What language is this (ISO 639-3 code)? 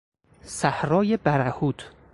fas